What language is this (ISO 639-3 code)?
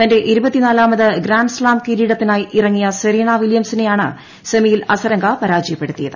mal